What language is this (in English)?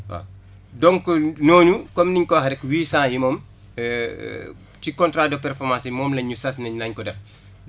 Wolof